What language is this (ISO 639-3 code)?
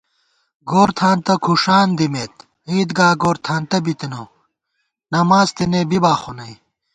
gwt